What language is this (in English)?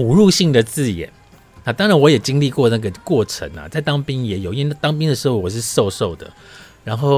Chinese